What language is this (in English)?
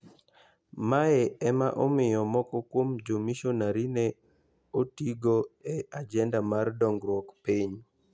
Luo (Kenya and Tanzania)